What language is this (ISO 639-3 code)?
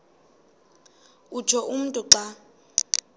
xho